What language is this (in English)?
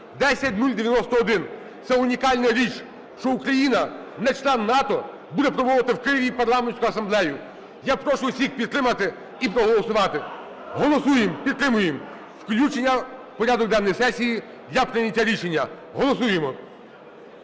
Ukrainian